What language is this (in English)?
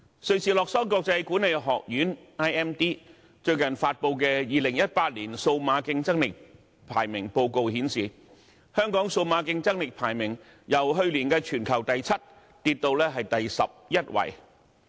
Cantonese